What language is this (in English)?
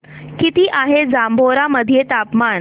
Marathi